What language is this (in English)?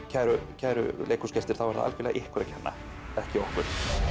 Icelandic